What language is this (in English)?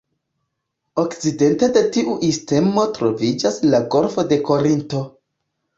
Esperanto